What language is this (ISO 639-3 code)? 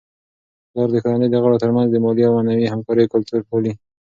pus